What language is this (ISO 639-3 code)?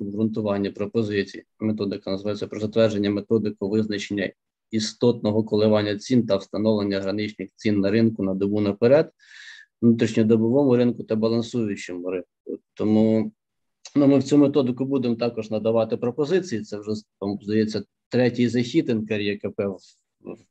ukr